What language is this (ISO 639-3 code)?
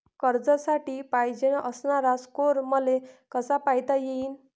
mar